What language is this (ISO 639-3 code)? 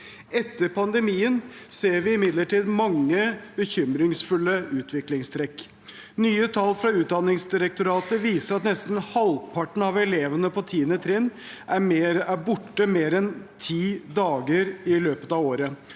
nor